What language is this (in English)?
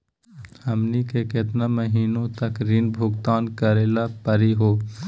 Magahi